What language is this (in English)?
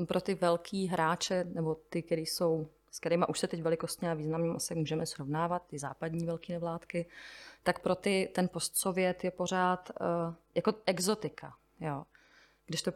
Czech